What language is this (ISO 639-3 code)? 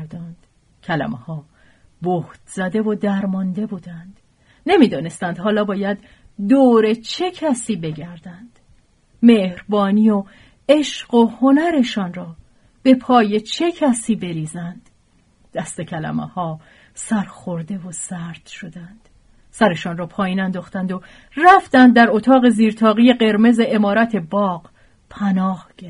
fas